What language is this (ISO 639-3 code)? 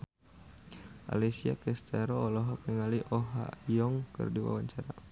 sun